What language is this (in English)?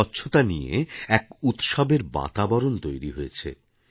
Bangla